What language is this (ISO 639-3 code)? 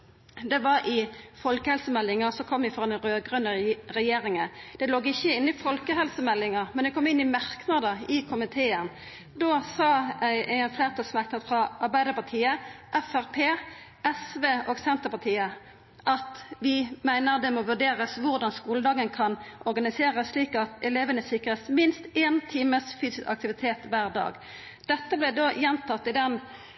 nno